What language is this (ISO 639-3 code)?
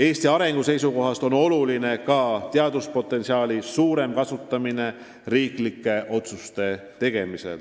est